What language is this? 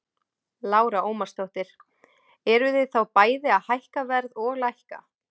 Icelandic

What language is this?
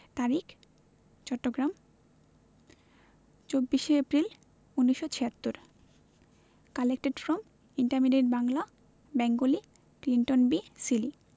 Bangla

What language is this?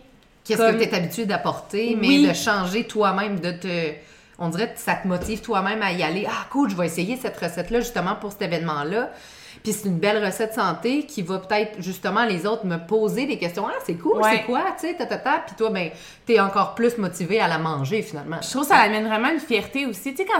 French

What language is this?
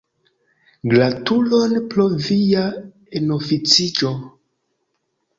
Esperanto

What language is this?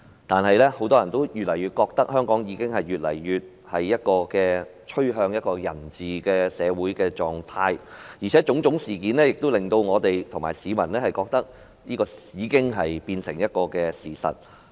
Cantonese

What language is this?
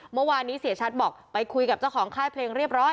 Thai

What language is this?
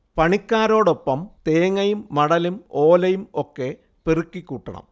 Malayalam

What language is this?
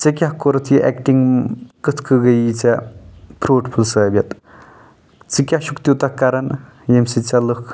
Kashmiri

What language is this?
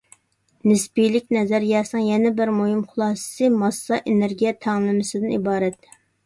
Uyghur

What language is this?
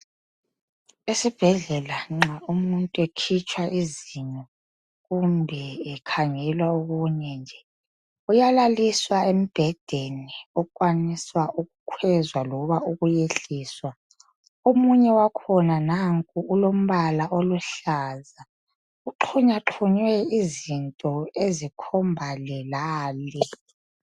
North Ndebele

